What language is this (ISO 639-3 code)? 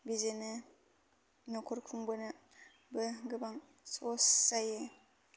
brx